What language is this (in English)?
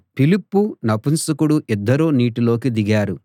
Telugu